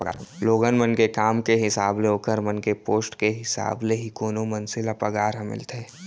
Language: Chhattisgarhi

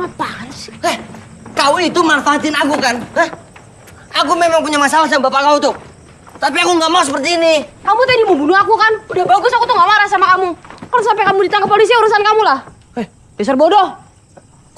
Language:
Indonesian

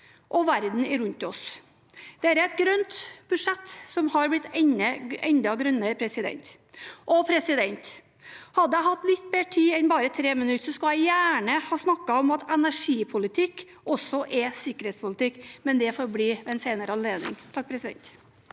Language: Norwegian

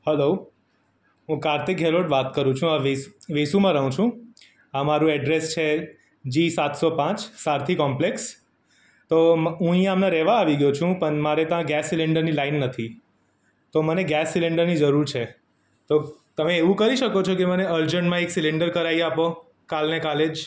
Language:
Gujarati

